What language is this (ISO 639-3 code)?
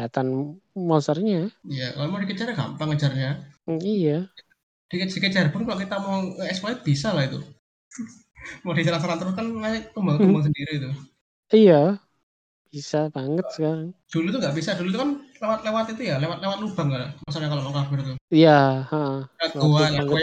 ind